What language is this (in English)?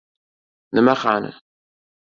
Uzbek